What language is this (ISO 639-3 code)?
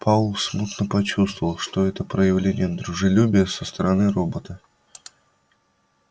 rus